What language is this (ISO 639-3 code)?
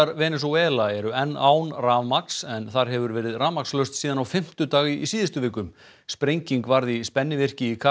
isl